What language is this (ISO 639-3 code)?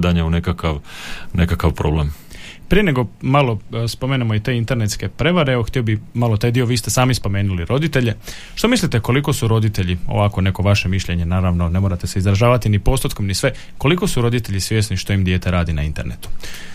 hrv